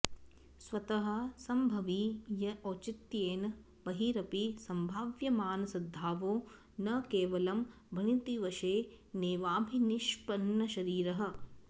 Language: Sanskrit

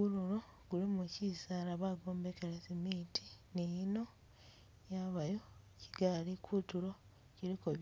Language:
Masaaba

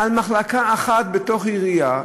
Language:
Hebrew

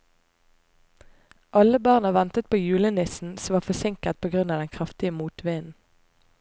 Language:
Norwegian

